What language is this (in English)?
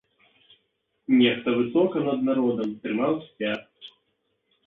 Belarusian